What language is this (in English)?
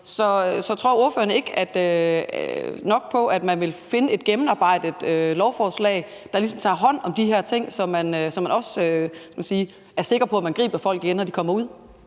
Danish